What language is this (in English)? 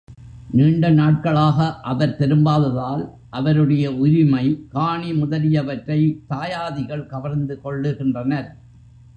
Tamil